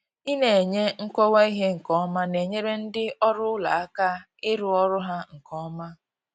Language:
Igbo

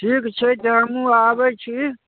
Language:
Maithili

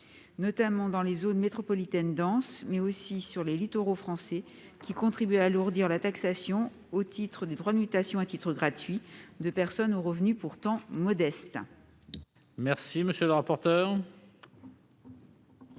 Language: French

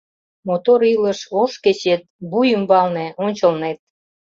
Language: Mari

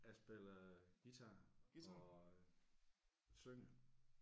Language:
Danish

